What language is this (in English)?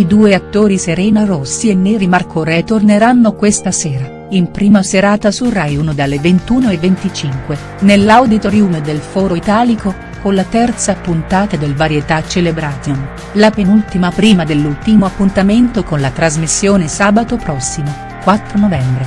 Italian